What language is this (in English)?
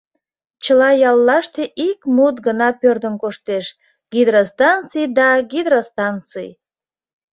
Mari